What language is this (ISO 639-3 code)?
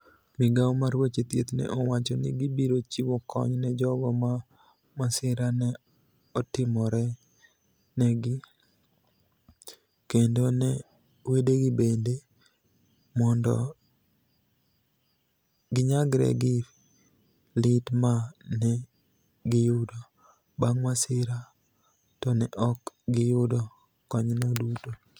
luo